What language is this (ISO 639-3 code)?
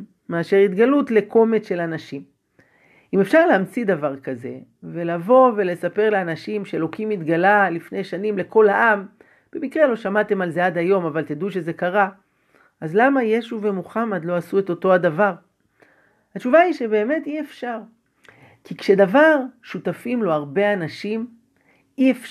heb